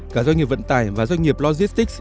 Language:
Vietnamese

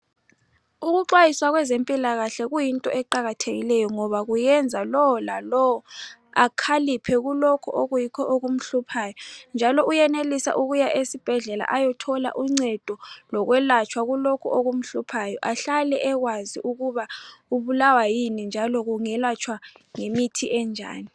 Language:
North Ndebele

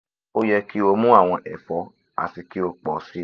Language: Yoruba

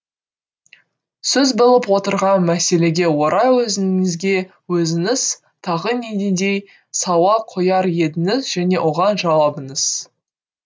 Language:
Kazakh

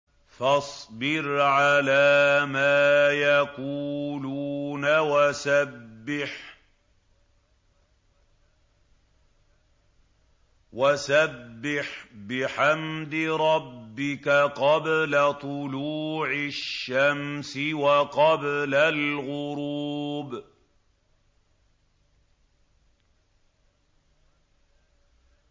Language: Arabic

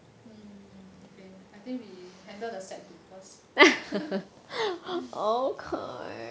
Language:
English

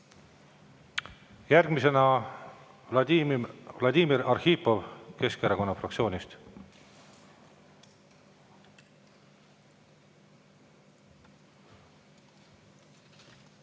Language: Estonian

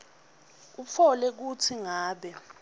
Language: Swati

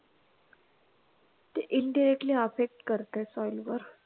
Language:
Marathi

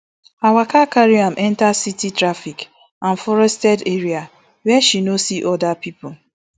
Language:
Nigerian Pidgin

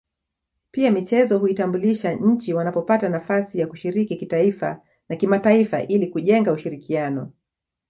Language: Swahili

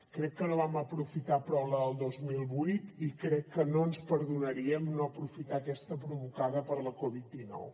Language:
Catalan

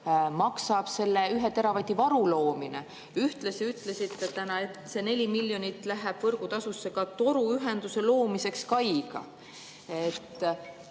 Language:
Estonian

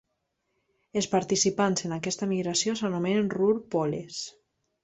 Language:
Catalan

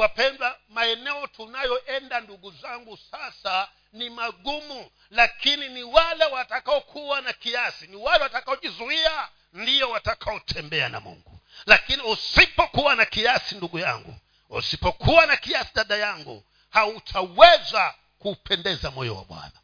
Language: Swahili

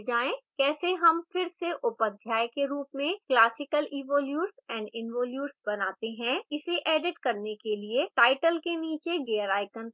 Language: Hindi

